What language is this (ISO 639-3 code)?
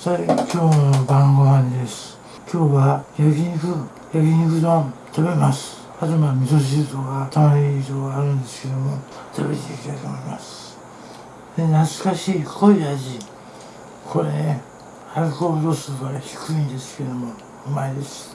jpn